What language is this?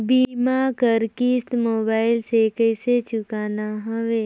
Chhattisgarhi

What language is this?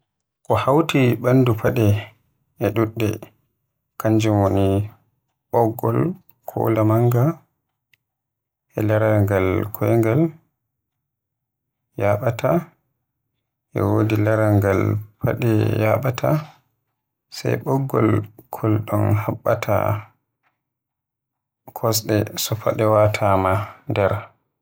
Western Niger Fulfulde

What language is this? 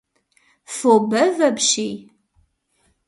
Kabardian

